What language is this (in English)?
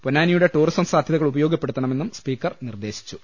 Malayalam